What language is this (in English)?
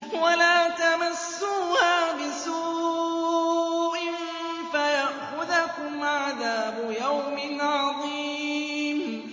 Arabic